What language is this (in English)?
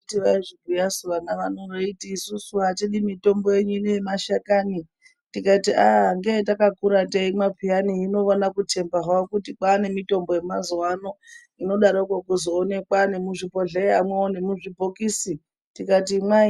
Ndau